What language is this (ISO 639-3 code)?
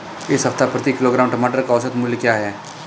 hin